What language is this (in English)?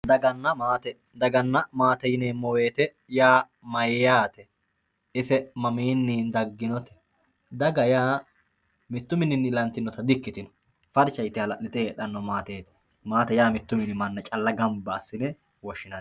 Sidamo